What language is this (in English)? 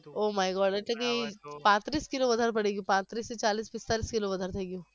Gujarati